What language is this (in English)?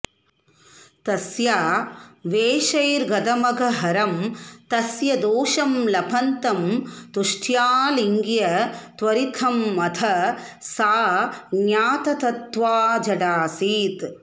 Sanskrit